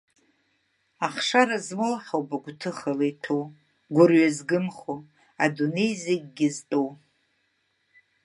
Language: Abkhazian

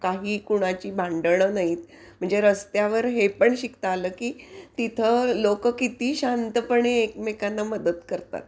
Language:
Marathi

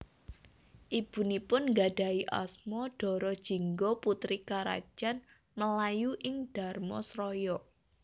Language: Javanese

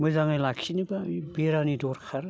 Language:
Bodo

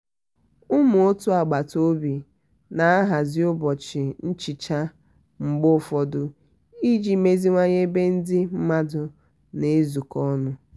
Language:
Igbo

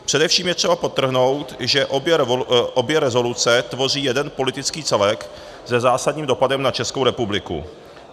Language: Czech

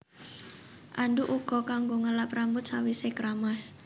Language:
Javanese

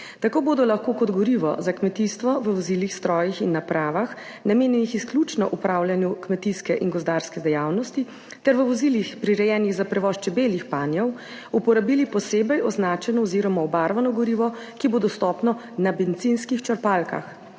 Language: Slovenian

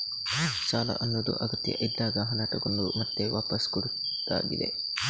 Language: Kannada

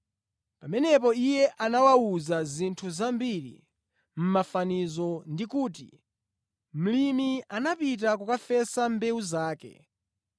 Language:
Nyanja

